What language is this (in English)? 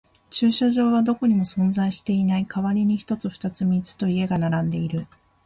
Japanese